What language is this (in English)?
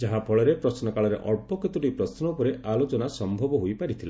Odia